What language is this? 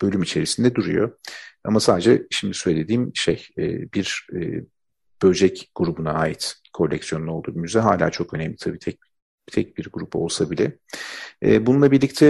Turkish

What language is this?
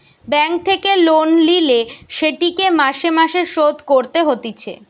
Bangla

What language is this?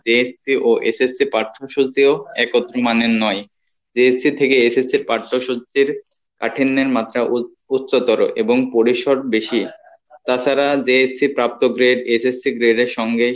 Bangla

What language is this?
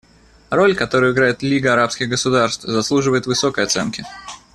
Russian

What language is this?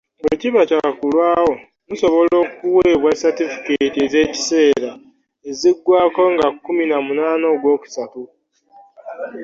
Ganda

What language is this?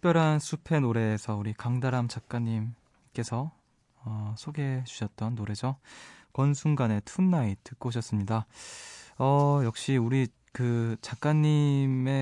Korean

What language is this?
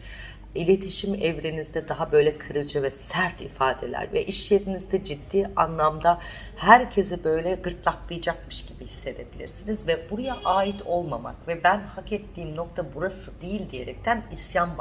Turkish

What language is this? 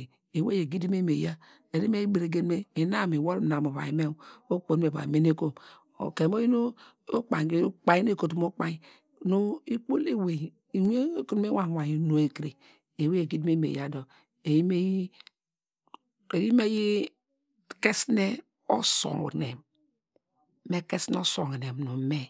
Degema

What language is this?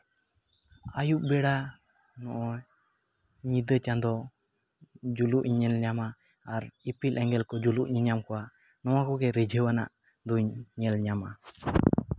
Santali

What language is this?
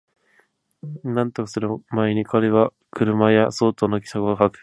Japanese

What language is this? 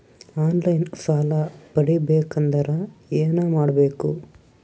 Kannada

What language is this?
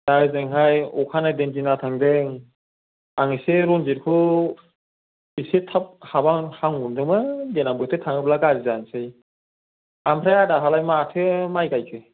Bodo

